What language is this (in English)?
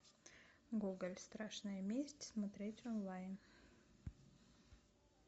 Russian